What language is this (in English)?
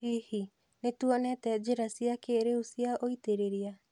Kikuyu